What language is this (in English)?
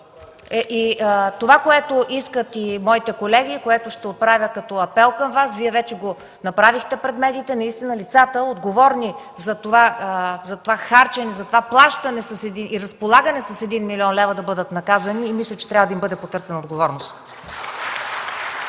Bulgarian